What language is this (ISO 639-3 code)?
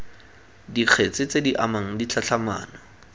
tsn